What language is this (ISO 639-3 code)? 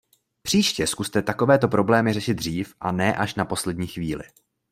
ces